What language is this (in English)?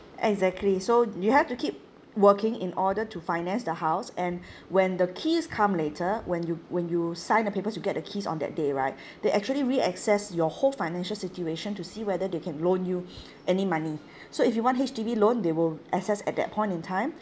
English